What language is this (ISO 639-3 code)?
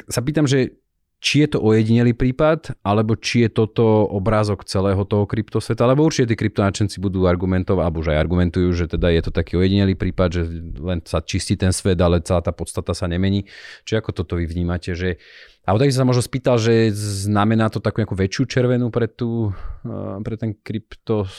slk